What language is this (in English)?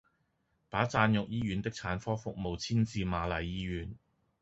Cantonese